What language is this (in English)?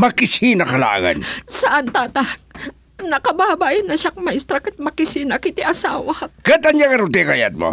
Filipino